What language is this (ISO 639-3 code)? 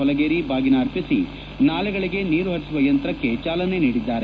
kan